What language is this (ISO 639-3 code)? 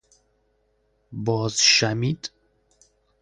fas